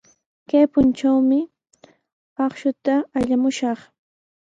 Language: Sihuas Ancash Quechua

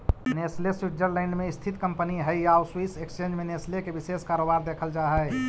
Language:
Magahi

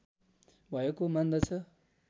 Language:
Nepali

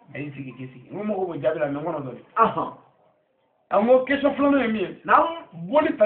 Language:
Arabic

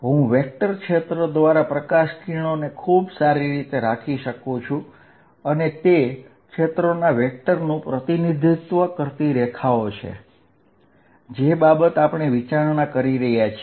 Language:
Gujarati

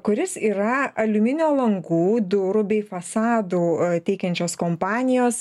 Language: Lithuanian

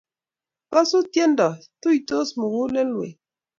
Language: Kalenjin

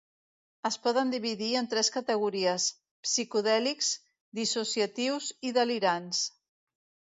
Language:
Catalan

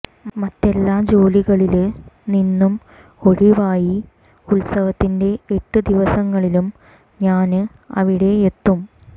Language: Malayalam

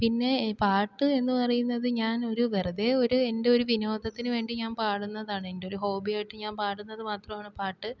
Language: Malayalam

